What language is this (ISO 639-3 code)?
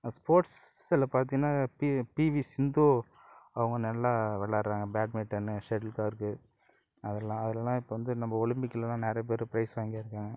tam